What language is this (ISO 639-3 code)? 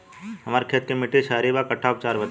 bho